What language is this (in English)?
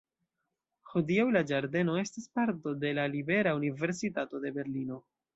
Esperanto